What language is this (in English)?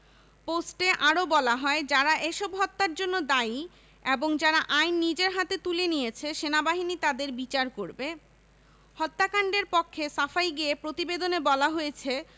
Bangla